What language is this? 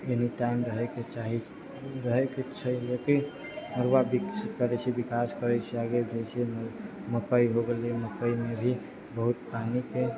Maithili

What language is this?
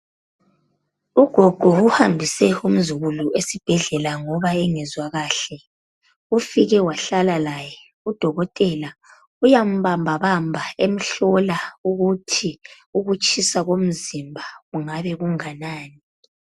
North Ndebele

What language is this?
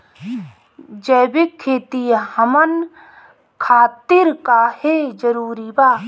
Bhojpuri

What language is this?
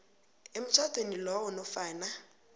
South Ndebele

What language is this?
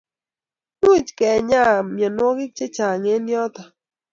Kalenjin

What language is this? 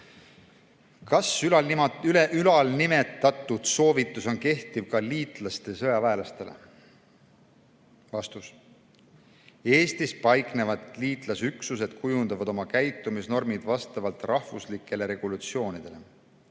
Estonian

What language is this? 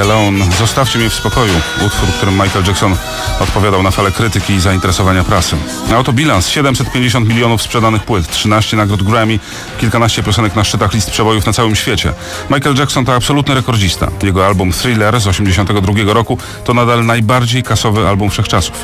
Polish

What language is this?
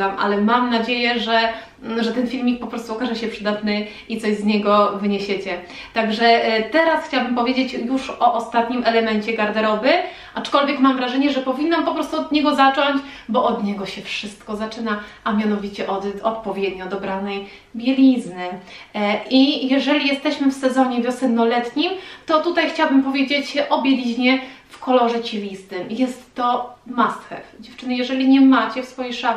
Polish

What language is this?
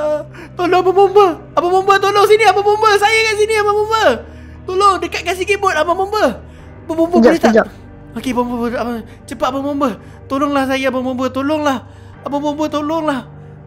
Malay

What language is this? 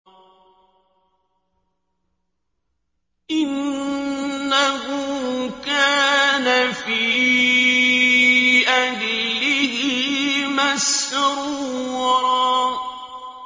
Arabic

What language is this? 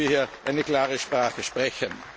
German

